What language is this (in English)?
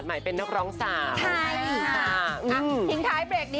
Thai